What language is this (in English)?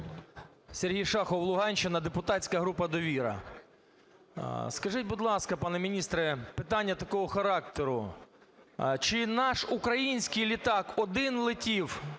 Ukrainian